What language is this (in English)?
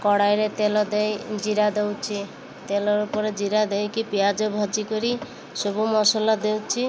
Odia